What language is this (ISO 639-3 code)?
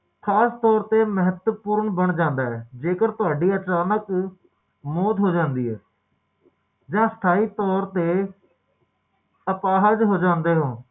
pan